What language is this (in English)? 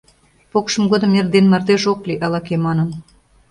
Mari